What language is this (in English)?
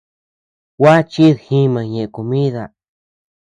Tepeuxila Cuicatec